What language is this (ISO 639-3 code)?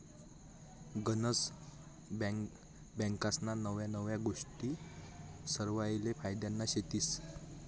mar